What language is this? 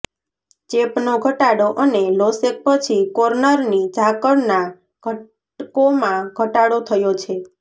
Gujarati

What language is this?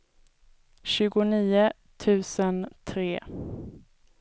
Swedish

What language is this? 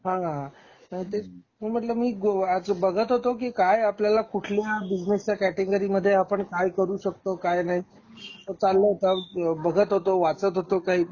Marathi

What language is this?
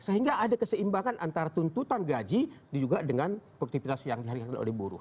Indonesian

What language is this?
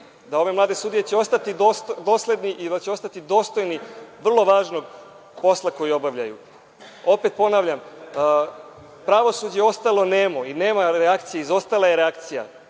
Serbian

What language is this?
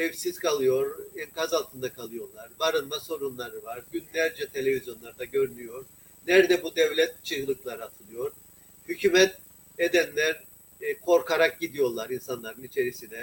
Turkish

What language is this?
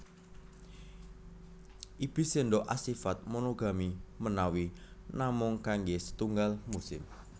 Javanese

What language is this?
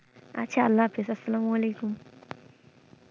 Bangla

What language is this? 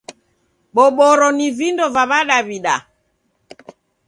Taita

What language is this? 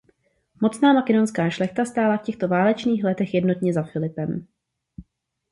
Czech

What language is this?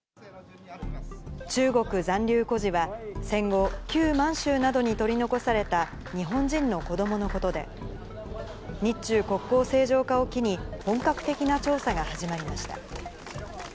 Japanese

